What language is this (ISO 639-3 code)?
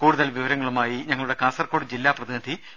mal